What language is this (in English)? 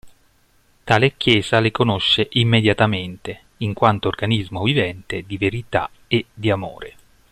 Italian